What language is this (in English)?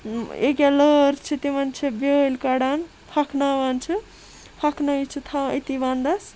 Kashmiri